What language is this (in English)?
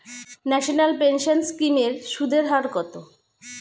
Bangla